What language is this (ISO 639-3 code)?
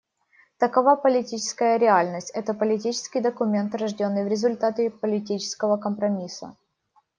rus